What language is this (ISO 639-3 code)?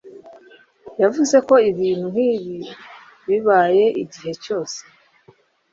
kin